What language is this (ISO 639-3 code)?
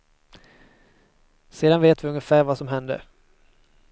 swe